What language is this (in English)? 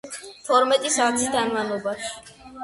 Georgian